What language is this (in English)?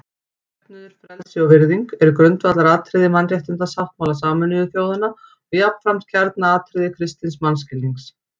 Icelandic